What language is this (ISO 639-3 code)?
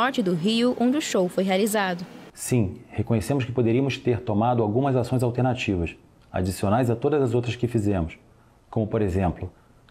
por